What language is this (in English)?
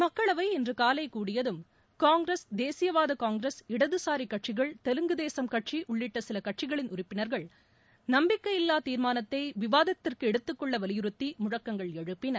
Tamil